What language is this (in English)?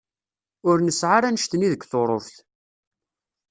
Kabyle